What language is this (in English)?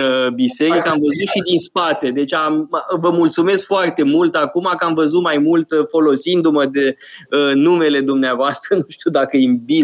Romanian